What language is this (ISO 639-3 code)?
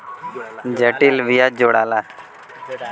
bho